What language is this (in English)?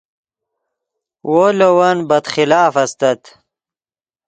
Yidgha